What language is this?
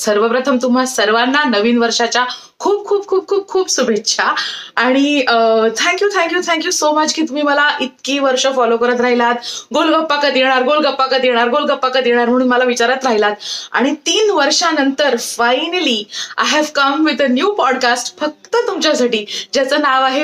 Marathi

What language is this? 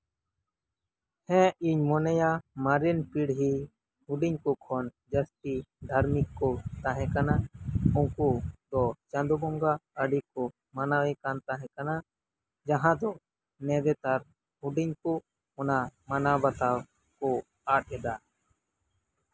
Santali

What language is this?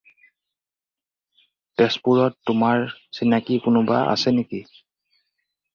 Assamese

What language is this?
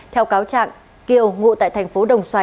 Vietnamese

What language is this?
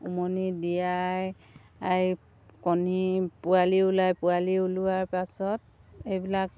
Assamese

